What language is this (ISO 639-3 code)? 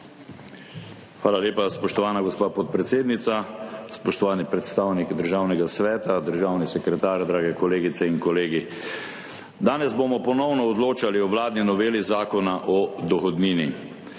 slv